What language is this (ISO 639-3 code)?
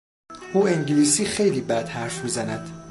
fas